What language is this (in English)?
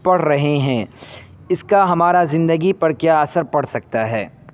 Urdu